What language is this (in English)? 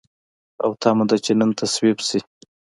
Pashto